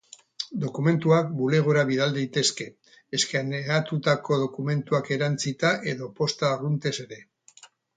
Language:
Basque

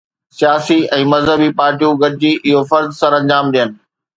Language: Sindhi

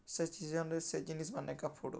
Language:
Odia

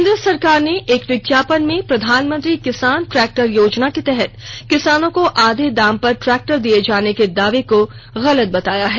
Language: Hindi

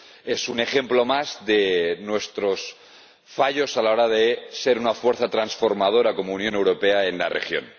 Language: Spanish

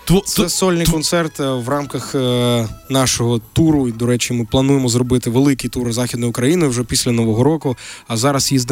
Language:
Ukrainian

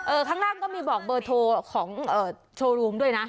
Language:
Thai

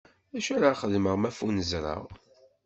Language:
Kabyle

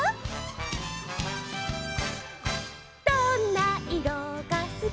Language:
Japanese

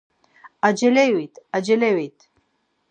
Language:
Laz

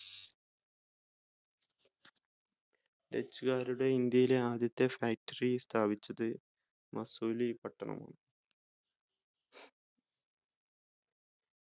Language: Malayalam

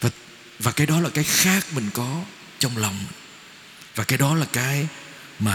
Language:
Vietnamese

